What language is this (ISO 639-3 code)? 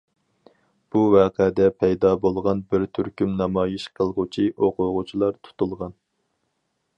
uig